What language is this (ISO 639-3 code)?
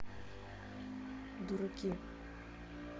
rus